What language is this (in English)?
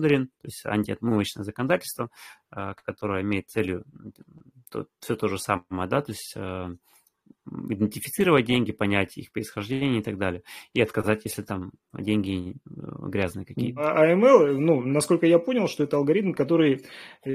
Russian